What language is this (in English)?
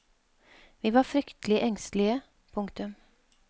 Norwegian